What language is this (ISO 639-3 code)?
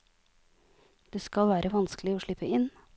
nor